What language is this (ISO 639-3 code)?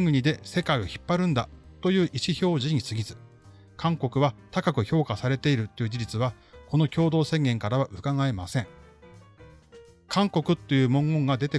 jpn